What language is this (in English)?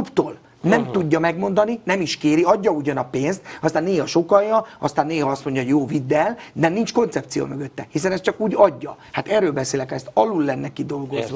Hungarian